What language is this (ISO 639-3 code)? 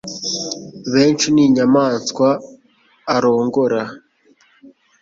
kin